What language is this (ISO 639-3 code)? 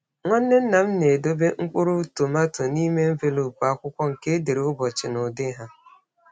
ibo